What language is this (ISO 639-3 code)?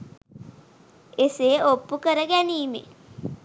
sin